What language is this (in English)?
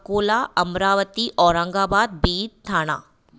Sindhi